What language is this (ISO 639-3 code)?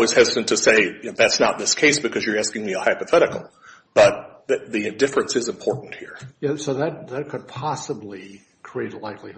eng